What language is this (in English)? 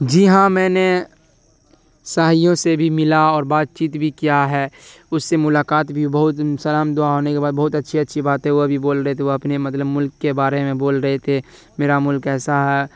Urdu